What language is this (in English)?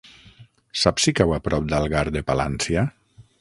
Catalan